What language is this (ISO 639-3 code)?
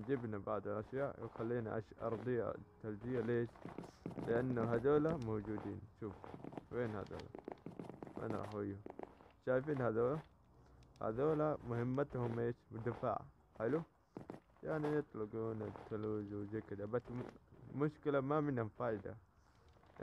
ara